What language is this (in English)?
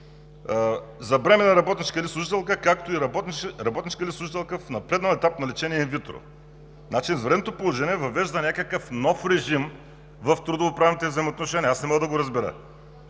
Bulgarian